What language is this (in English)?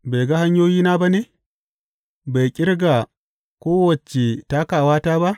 Hausa